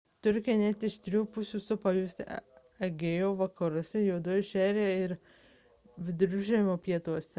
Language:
Lithuanian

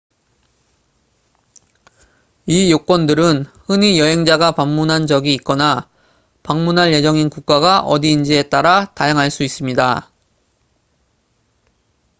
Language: Korean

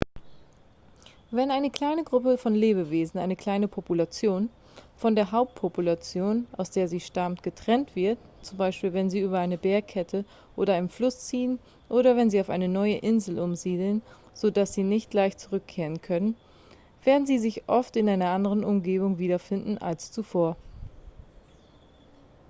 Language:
German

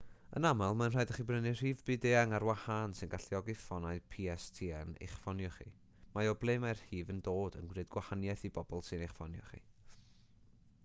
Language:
Welsh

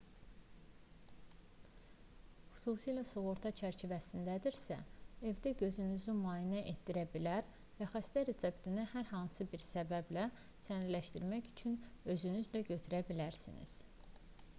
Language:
Azerbaijani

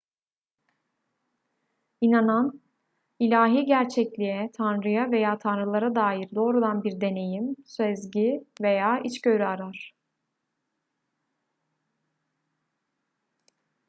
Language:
Turkish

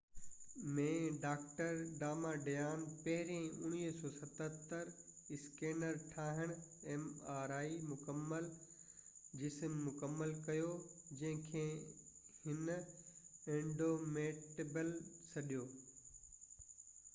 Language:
Sindhi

